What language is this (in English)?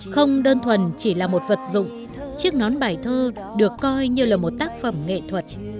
Vietnamese